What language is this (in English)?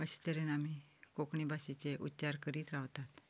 Konkani